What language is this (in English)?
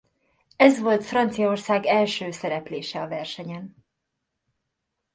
Hungarian